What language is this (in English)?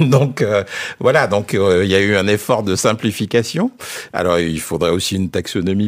French